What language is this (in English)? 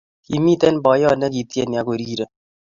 Kalenjin